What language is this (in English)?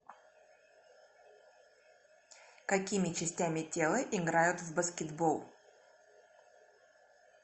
Russian